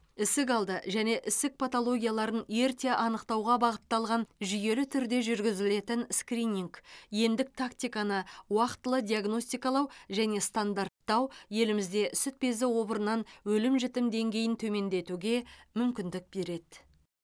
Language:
Kazakh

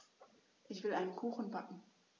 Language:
German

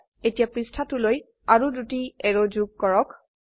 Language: Assamese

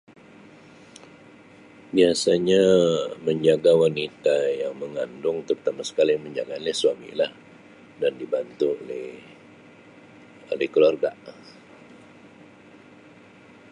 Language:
Sabah Malay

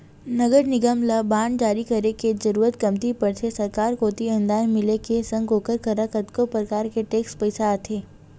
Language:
Chhattisgarhi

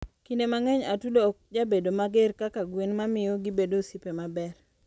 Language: Luo (Kenya and Tanzania)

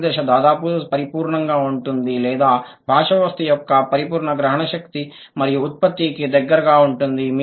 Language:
Telugu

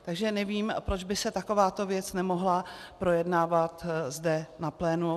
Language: Czech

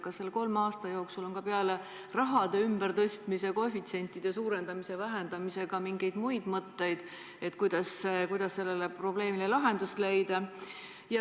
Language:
Estonian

